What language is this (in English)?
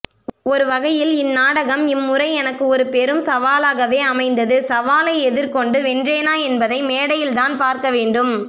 Tamil